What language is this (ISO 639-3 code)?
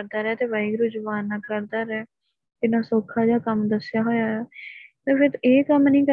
pan